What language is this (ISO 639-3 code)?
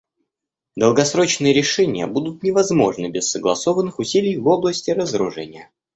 rus